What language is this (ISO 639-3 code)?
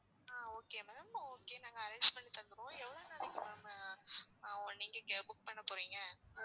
tam